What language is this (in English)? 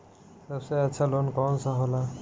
Bhojpuri